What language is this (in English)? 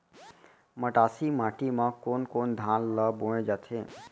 Chhattisgarhi